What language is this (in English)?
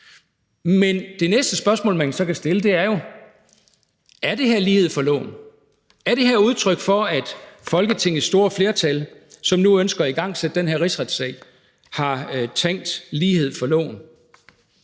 Danish